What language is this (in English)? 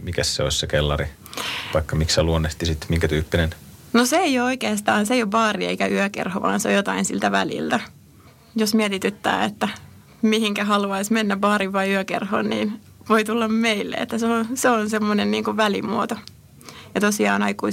Finnish